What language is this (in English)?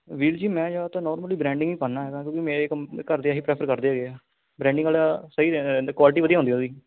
Punjabi